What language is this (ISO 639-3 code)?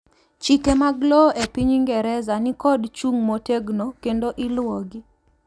luo